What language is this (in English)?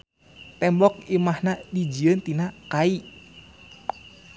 Sundanese